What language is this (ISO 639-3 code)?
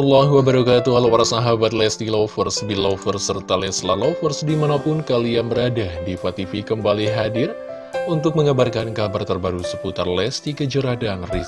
ind